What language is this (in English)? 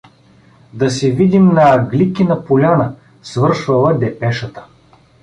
Bulgarian